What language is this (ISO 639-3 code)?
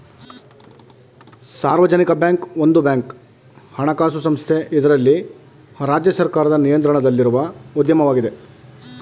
kan